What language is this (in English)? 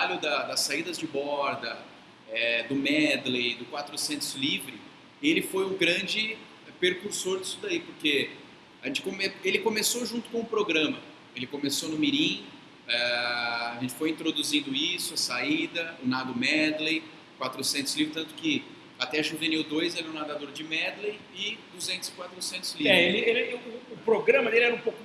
Portuguese